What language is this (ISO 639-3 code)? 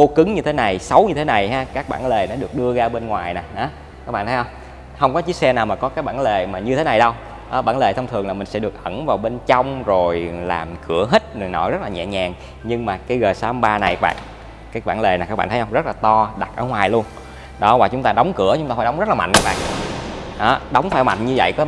vie